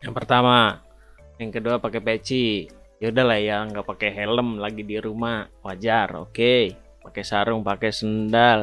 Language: Indonesian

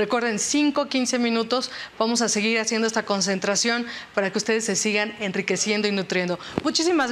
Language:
Spanish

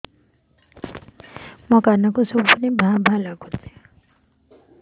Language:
Odia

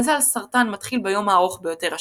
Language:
Hebrew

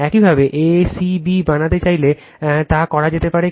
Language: Bangla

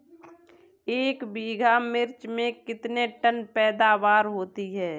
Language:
Hindi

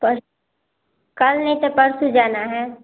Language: Hindi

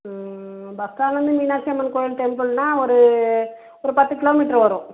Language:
Tamil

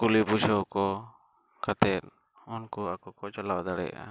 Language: Santali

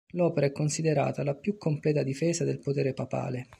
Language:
Italian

